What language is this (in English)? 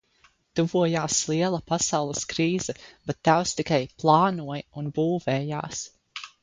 Latvian